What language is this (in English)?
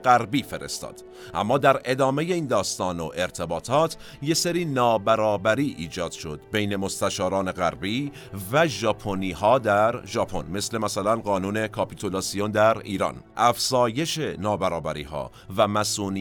Persian